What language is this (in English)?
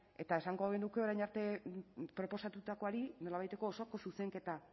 Basque